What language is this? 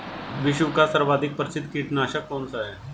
Hindi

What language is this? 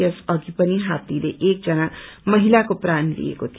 Nepali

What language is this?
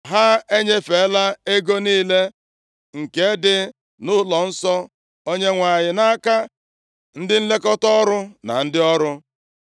Igbo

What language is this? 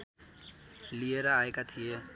Nepali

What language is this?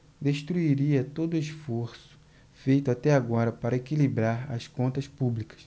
Portuguese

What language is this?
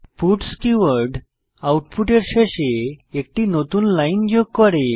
Bangla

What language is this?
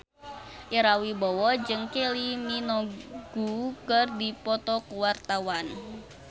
Sundanese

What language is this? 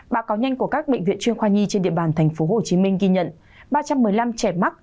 Vietnamese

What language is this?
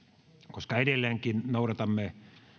Finnish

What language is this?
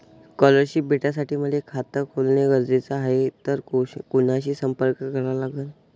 Marathi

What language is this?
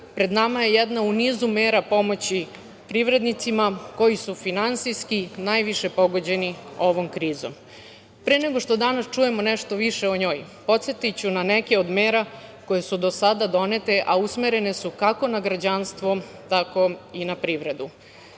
Serbian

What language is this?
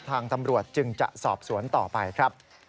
Thai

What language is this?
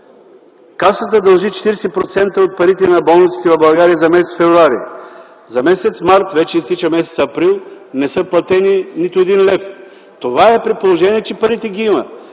Bulgarian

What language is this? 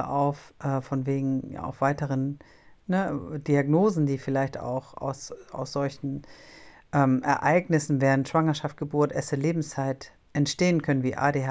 German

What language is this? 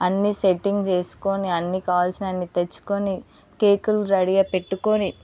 Telugu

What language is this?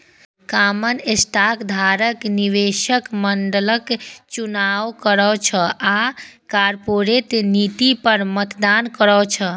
Maithili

